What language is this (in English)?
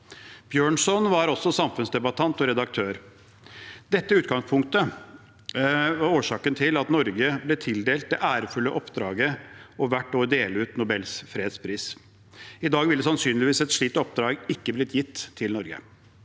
Norwegian